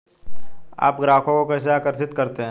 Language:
Hindi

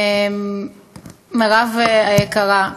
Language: Hebrew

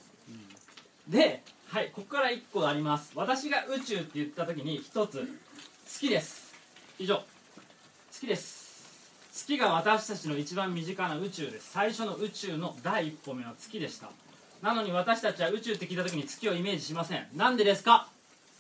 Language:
Japanese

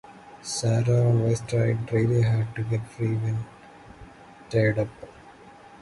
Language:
English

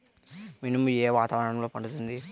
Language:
Telugu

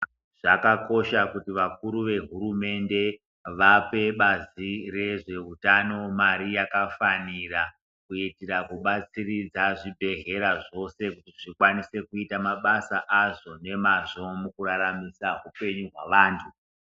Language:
Ndau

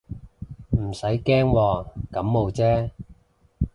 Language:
Cantonese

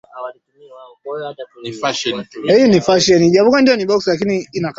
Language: Swahili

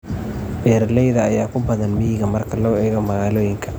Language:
Somali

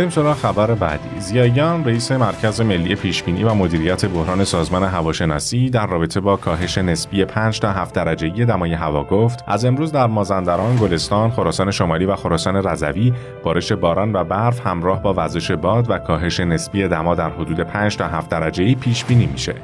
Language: Persian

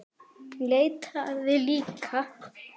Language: Icelandic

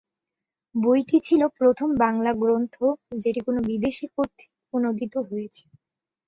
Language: Bangla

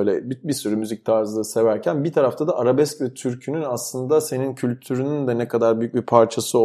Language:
Turkish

